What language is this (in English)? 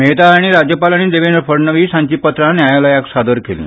Konkani